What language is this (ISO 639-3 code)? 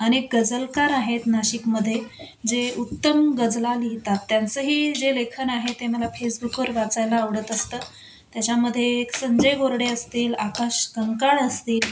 mar